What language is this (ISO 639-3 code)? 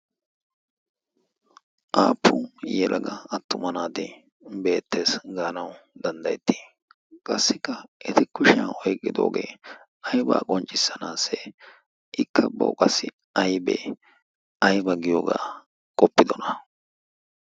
wal